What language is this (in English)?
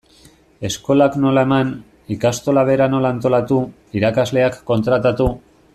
Basque